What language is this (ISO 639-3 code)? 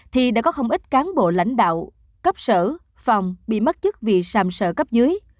vie